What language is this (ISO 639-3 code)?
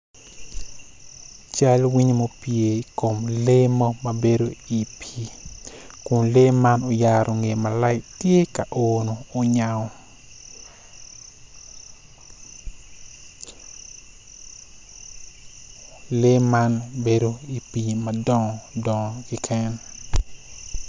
ach